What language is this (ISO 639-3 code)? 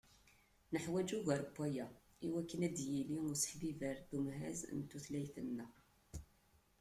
kab